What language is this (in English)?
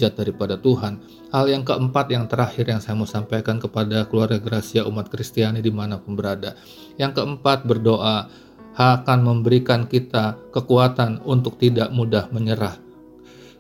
Indonesian